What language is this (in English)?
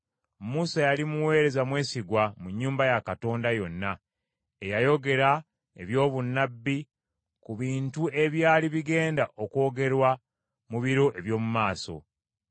Ganda